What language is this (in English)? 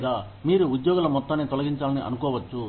Telugu